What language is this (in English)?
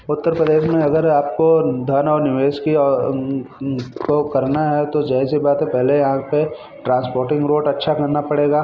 Hindi